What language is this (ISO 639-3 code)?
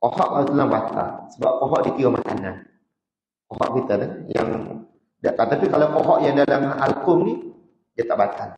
msa